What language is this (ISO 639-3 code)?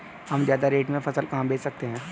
hin